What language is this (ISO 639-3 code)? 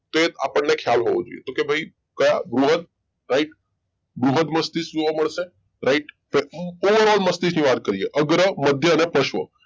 guj